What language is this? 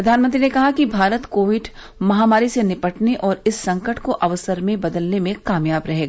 Hindi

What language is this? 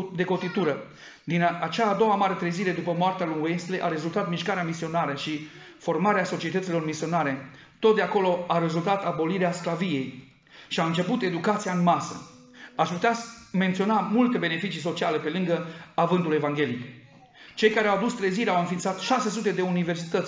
Romanian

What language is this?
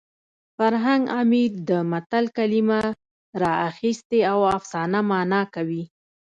Pashto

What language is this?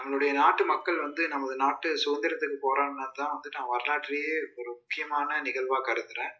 Tamil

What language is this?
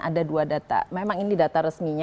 Indonesian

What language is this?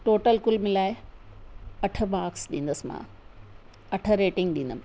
Sindhi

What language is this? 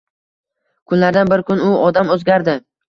Uzbek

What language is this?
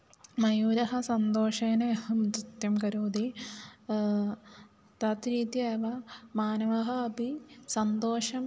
Sanskrit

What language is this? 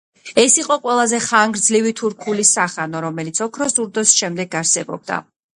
Georgian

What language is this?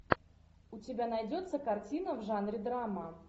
Russian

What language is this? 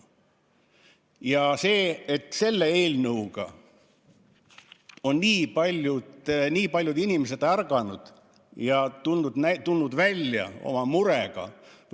Estonian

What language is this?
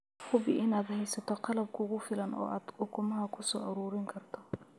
Somali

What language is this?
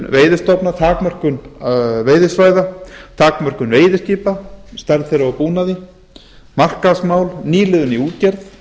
Icelandic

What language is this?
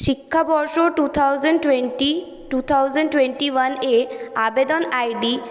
Bangla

